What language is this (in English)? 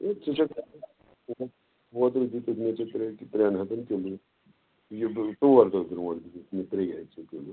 Kashmiri